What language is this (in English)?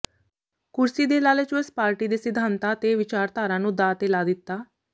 Punjabi